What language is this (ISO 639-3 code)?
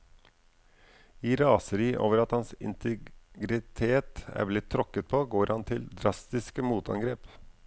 nor